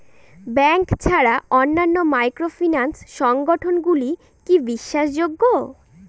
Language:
Bangla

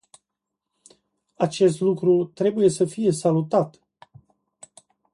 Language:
Romanian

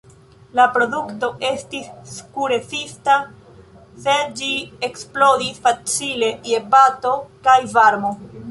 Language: Esperanto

